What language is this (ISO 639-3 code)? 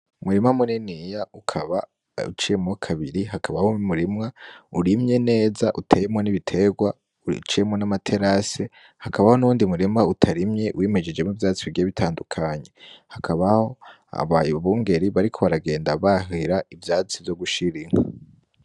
run